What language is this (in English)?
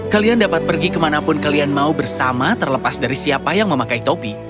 Indonesian